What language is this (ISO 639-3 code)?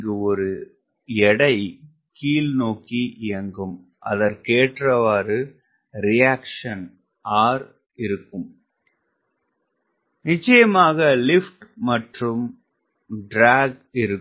tam